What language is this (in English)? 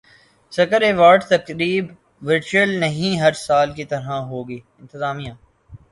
Urdu